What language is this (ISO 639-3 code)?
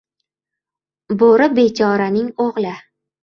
uzb